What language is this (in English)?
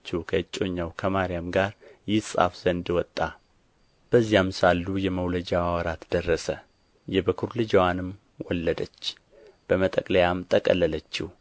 Amharic